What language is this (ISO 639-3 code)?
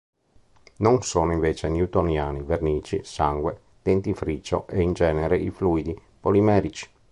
ita